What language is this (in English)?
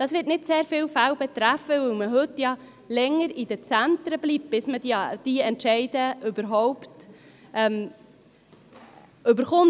Swiss German